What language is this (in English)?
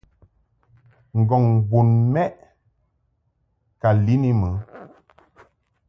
Mungaka